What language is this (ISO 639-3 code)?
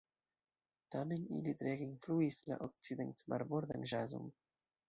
epo